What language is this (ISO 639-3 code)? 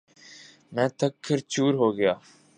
urd